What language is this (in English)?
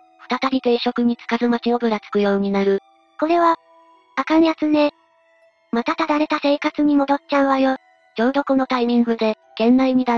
Japanese